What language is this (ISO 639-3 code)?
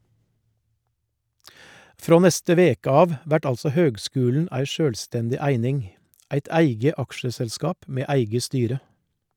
nor